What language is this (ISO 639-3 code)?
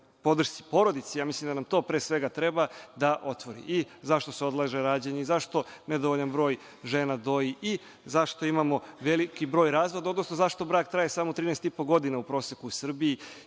srp